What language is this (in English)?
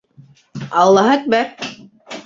Bashkir